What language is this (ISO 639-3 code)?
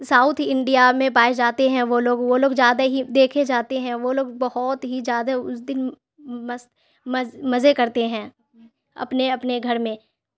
urd